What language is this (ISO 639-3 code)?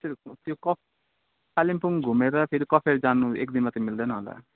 nep